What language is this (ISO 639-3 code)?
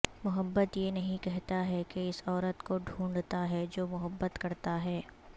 urd